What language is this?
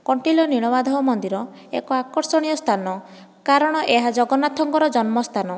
Odia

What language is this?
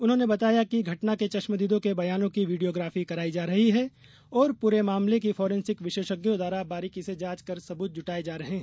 Hindi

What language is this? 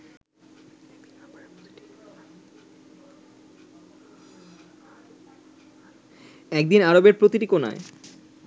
Bangla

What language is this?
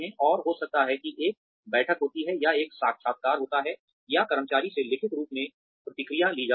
Hindi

